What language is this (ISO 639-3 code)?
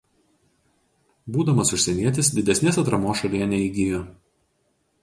lit